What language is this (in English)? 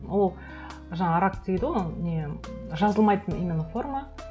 Kazakh